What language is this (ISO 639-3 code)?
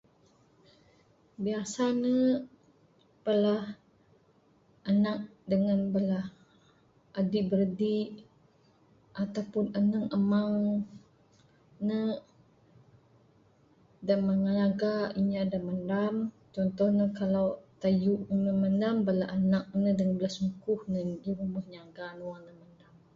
sdo